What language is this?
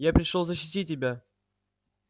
Russian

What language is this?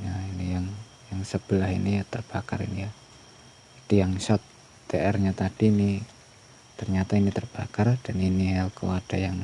Indonesian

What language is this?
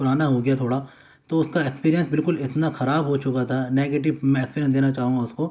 Urdu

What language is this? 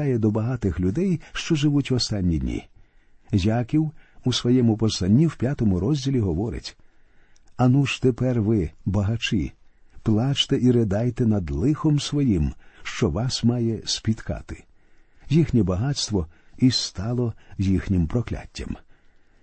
Ukrainian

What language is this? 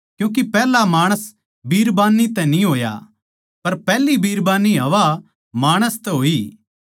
Haryanvi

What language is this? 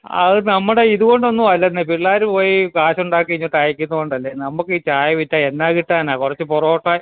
Malayalam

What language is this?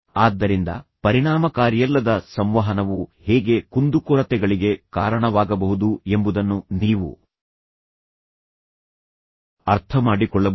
Kannada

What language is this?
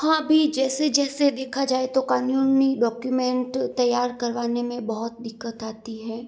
Hindi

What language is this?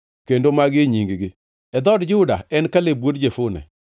Luo (Kenya and Tanzania)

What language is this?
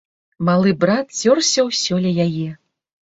Belarusian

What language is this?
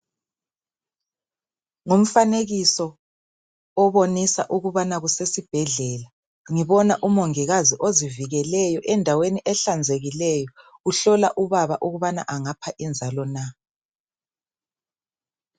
North Ndebele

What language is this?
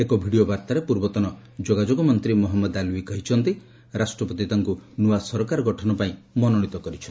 Odia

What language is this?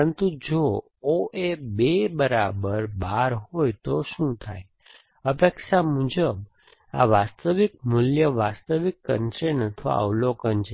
Gujarati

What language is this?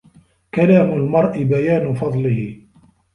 Arabic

